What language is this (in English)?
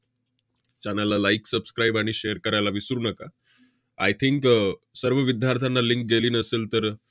Marathi